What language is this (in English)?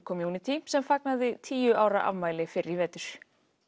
Icelandic